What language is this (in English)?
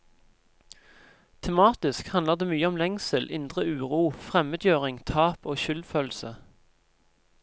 Norwegian